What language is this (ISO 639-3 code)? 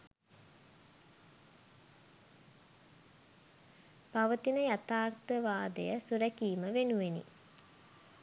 sin